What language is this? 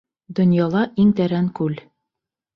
Bashkir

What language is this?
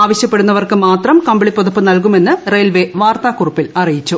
Malayalam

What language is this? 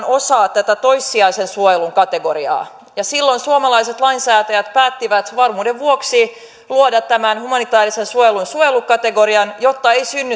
Finnish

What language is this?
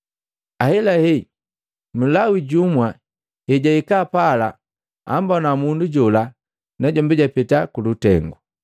Matengo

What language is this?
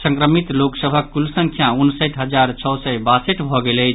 Maithili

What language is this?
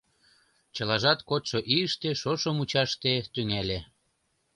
Mari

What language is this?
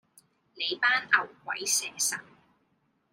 Cantonese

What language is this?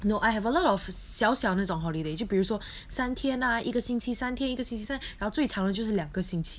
English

